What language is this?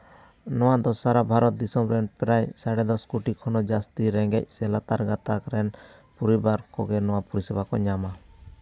Santali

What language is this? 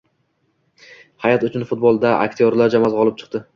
Uzbek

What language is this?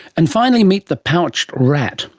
English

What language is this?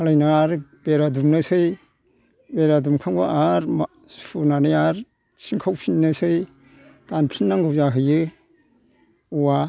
Bodo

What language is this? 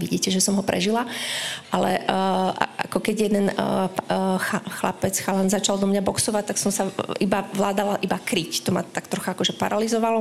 Slovak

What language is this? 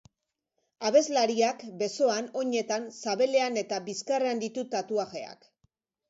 Basque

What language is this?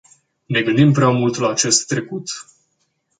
Romanian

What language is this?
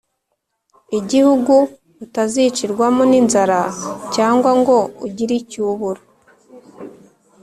Kinyarwanda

